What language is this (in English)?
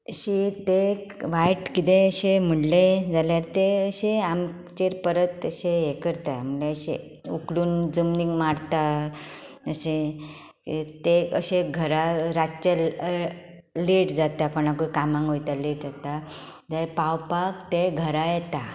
Konkani